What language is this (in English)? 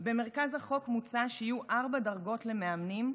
Hebrew